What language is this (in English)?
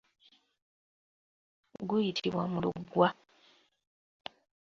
Ganda